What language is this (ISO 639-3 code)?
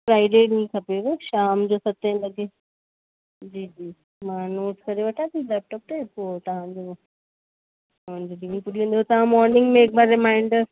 snd